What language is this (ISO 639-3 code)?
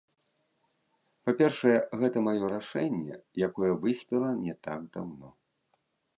bel